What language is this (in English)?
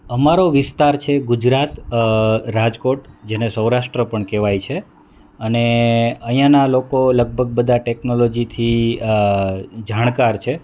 Gujarati